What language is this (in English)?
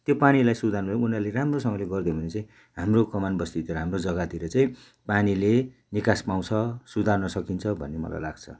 Nepali